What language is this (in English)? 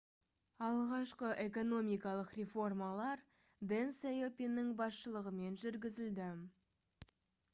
Kazakh